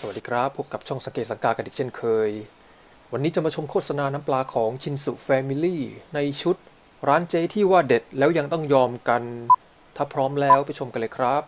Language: Thai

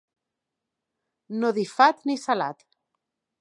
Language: Catalan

